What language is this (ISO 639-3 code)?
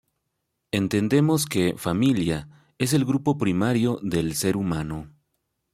spa